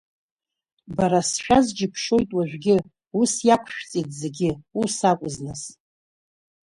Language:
Abkhazian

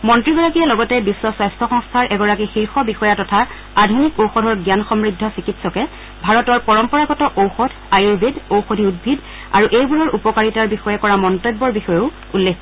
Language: Assamese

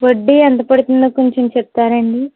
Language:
Telugu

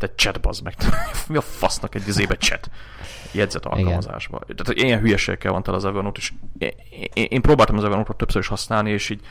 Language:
Hungarian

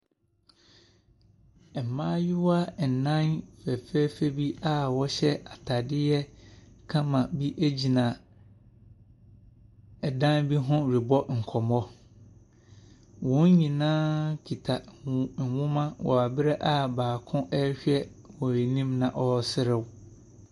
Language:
Akan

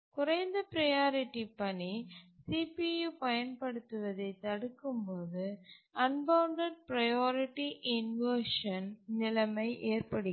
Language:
Tamil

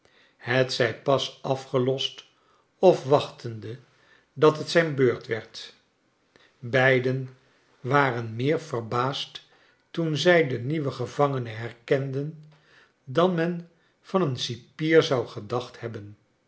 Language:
Dutch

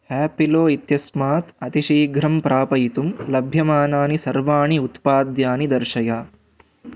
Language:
Sanskrit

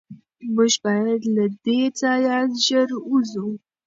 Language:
Pashto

